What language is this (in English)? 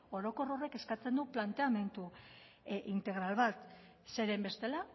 Basque